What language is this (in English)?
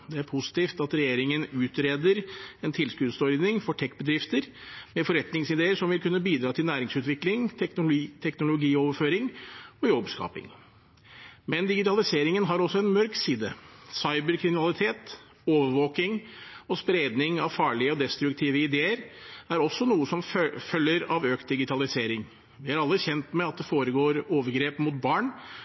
Norwegian Bokmål